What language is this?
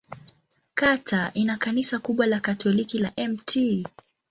Swahili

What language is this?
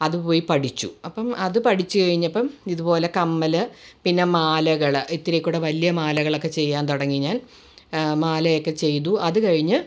Malayalam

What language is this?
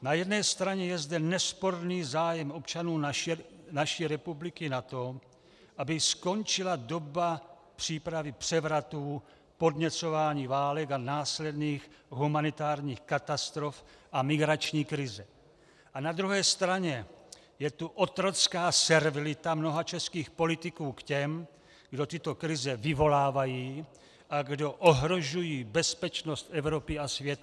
Czech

